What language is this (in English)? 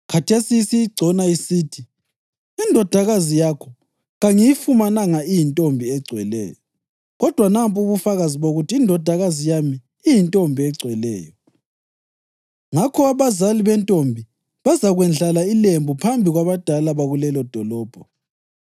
North Ndebele